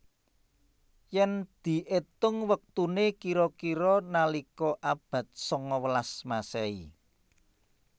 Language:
Javanese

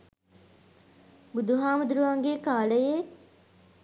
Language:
Sinhala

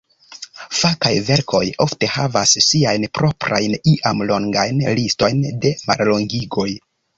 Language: Esperanto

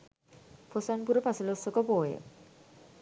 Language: Sinhala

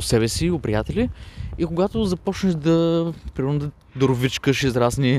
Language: Bulgarian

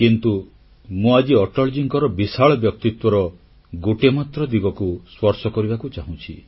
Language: Odia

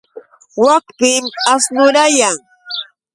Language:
Yauyos Quechua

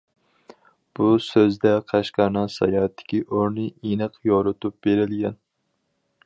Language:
Uyghur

